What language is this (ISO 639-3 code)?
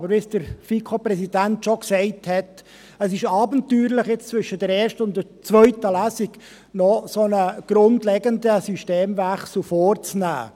gsw